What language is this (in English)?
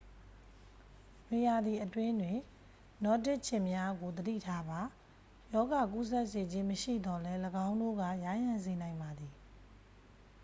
Burmese